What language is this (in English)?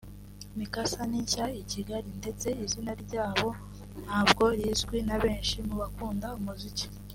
Kinyarwanda